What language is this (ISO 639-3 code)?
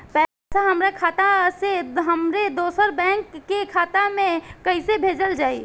bho